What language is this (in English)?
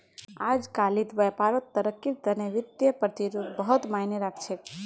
Magahi